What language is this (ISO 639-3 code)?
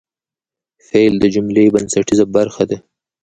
pus